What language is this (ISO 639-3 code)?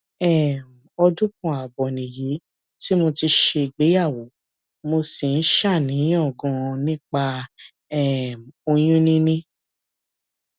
yor